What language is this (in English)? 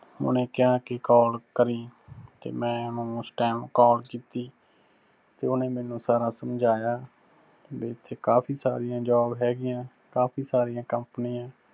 Punjabi